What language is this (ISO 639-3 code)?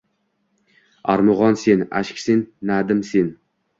uzb